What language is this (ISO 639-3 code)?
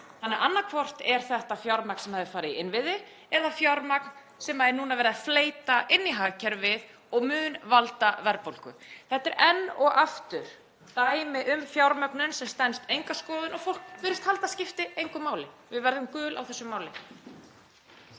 isl